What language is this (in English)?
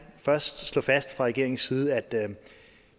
Danish